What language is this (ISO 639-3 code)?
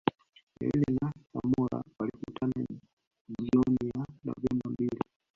swa